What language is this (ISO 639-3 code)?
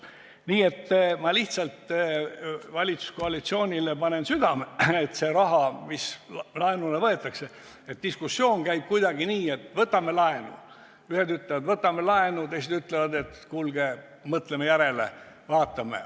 est